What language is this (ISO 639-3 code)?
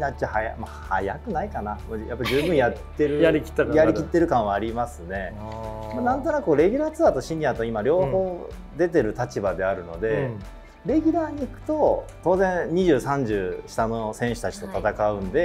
jpn